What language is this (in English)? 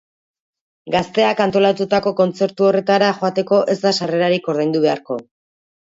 Basque